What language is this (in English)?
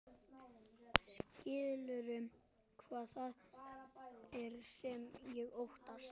Icelandic